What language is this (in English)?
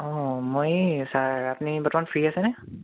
Assamese